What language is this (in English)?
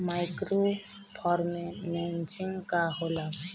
Bhojpuri